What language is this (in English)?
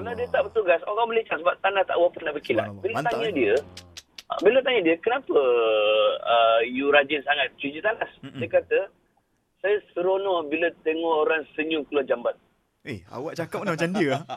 Malay